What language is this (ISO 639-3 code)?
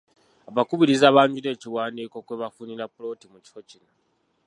lug